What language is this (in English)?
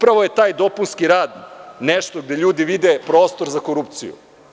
Serbian